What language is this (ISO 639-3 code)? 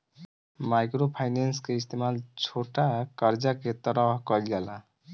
bho